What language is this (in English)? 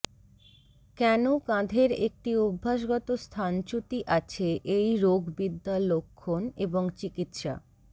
Bangla